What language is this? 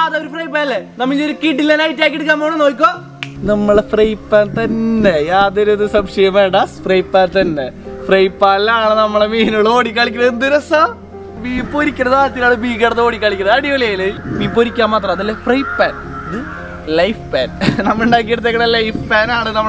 Romanian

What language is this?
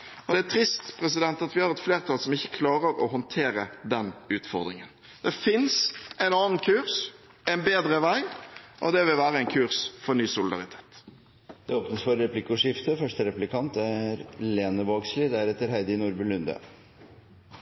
Norwegian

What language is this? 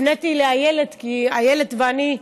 Hebrew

